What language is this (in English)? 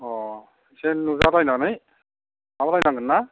Bodo